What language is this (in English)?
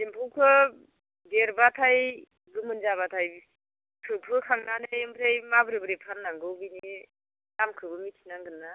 Bodo